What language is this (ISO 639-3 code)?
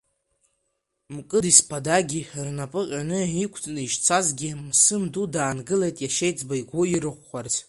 abk